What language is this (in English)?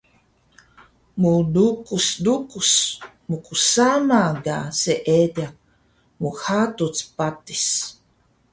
Taroko